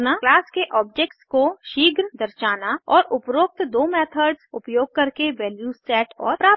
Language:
Hindi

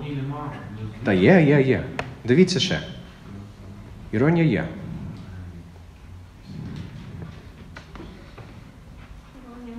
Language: Ukrainian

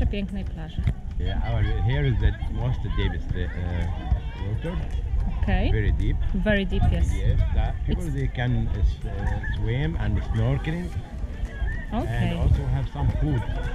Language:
Polish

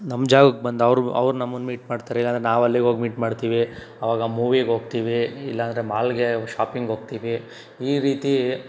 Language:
Kannada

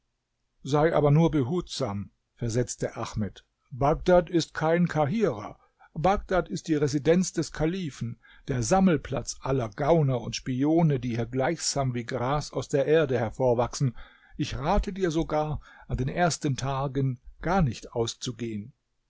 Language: German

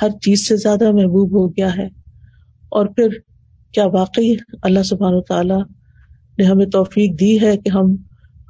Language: Urdu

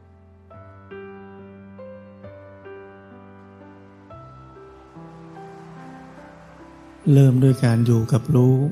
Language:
Thai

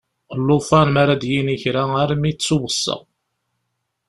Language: Kabyle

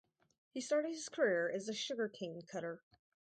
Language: English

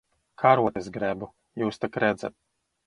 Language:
Latvian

